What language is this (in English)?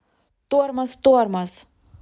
Russian